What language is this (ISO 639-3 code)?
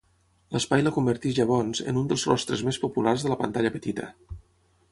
cat